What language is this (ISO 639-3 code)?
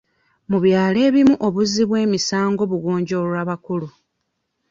lug